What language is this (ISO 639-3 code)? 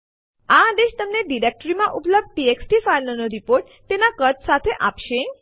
guj